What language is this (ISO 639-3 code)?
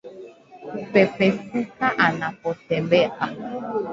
swa